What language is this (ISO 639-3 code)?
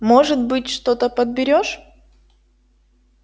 rus